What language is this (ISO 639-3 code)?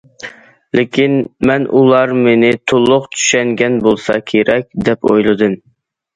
uig